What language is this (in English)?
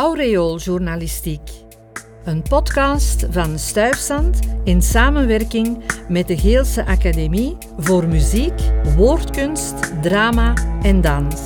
Dutch